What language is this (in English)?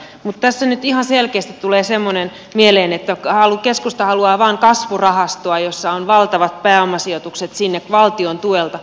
Finnish